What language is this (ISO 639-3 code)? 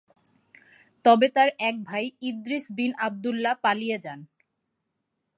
ben